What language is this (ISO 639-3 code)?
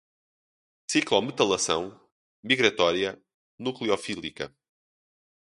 por